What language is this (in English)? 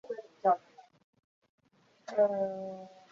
Chinese